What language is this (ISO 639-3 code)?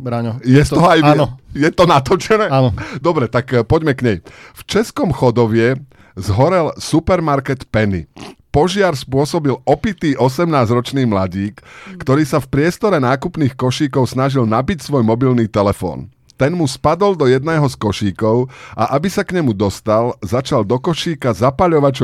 slk